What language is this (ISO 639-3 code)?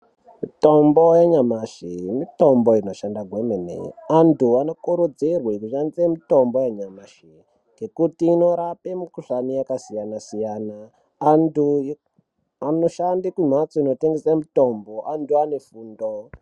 ndc